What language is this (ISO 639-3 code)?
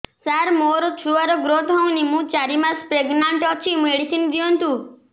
ori